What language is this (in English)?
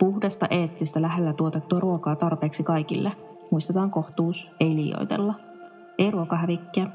Finnish